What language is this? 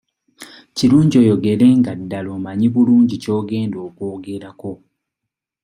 Ganda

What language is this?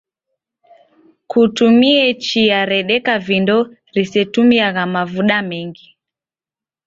Taita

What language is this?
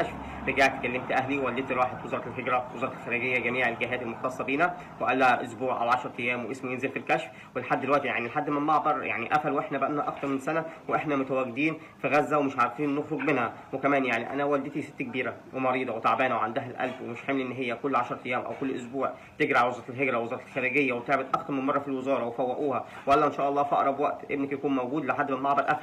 Arabic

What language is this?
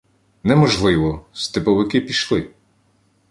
Ukrainian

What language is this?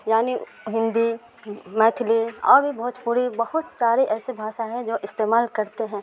Urdu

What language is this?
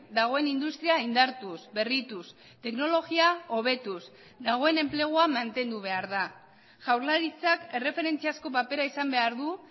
Basque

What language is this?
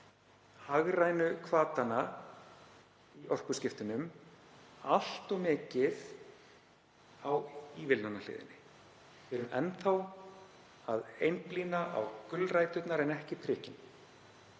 Icelandic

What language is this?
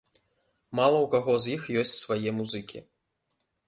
Belarusian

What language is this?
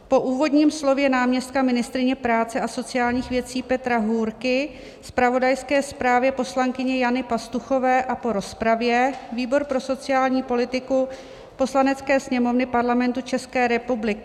Czech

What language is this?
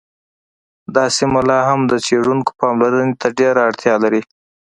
Pashto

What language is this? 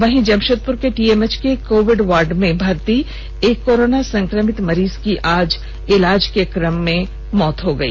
Hindi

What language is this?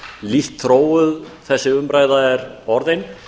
Icelandic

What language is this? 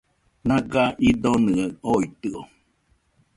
Nüpode Huitoto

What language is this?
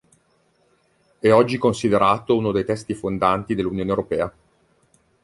Italian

